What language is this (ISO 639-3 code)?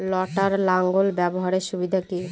ben